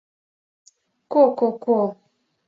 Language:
Mari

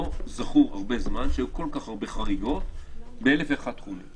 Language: Hebrew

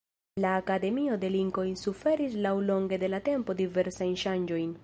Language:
Esperanto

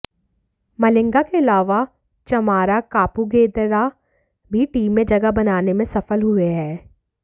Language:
Hindi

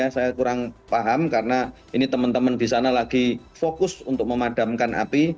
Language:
Indonesian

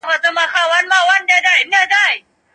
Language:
Pashto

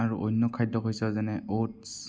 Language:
Assamese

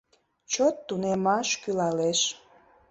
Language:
Mari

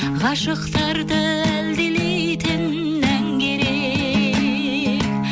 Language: Kazakh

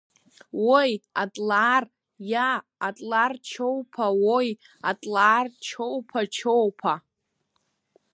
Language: Abkhazian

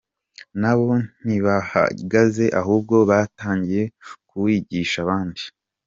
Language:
Kinyarwanda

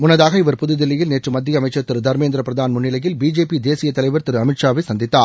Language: Tamil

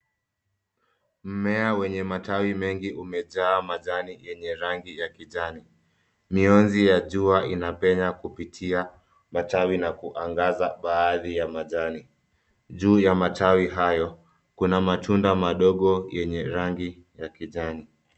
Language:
Swahili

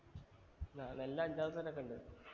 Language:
Malayalam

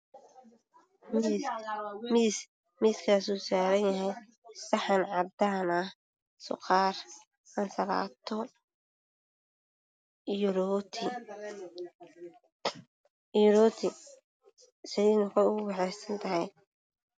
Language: Somali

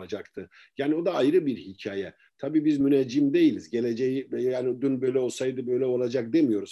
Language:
Turkish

